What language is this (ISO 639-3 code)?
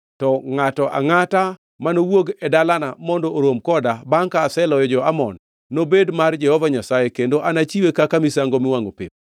luo